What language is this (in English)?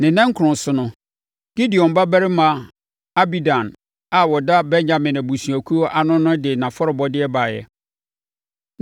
Akan